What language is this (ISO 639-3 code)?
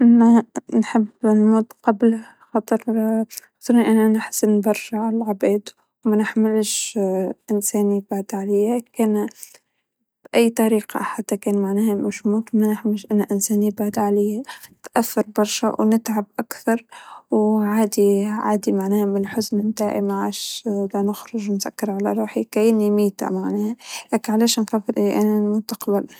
aeb